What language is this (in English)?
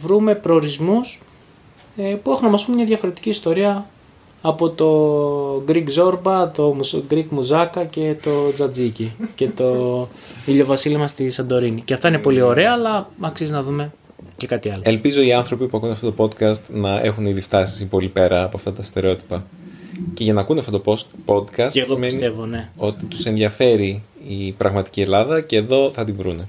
Greek